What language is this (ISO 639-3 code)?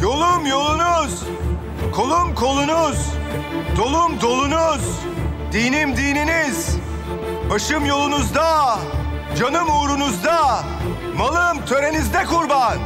tur